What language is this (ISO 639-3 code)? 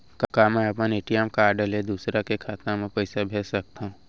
hne